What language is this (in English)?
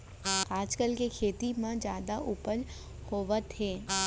Chhattisgarhi